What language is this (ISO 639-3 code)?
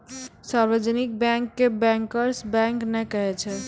mai